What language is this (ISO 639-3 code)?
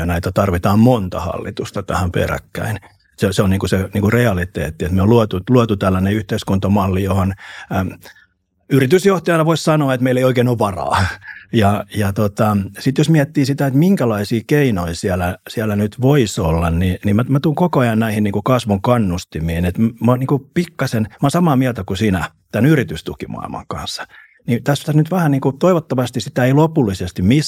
fin